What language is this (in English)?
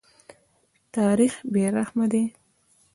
Pashto